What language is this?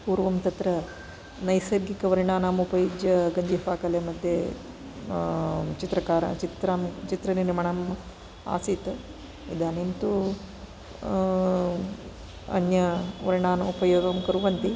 Sanskrit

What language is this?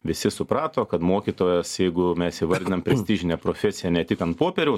Lithuanian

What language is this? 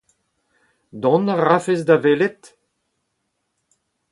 Breton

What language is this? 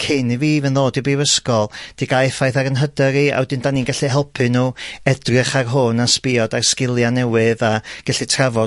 Welsh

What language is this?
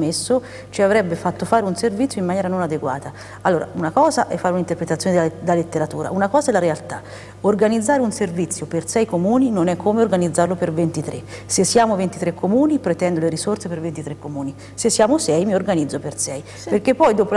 Italian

